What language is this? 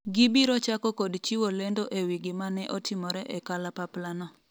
Luo (Kenya and Tanzania)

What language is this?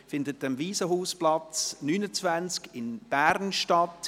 Swiss German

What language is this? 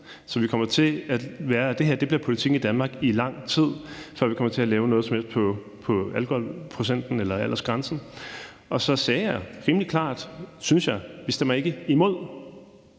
Danish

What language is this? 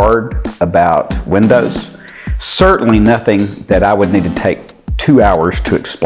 English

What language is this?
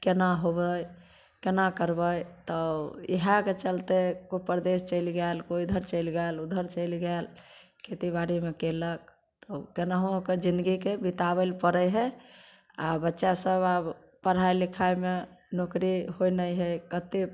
Maithili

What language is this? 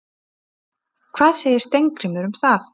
Icelandic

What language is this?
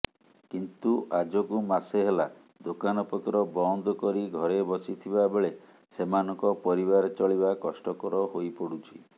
Odia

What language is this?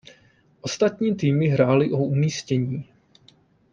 Czech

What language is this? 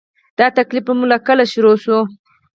Pashto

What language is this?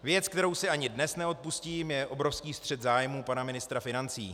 Czech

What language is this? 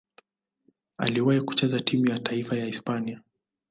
Swahili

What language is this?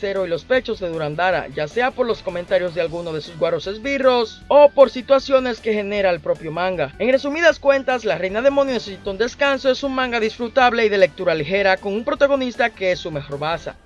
Spanish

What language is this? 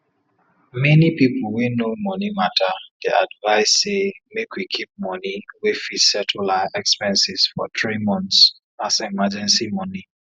Nigerian Pidgin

